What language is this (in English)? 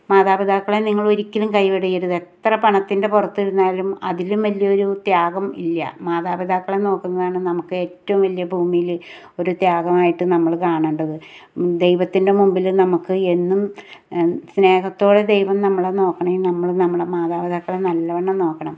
Malayalam